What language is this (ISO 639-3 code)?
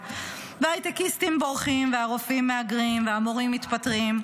heb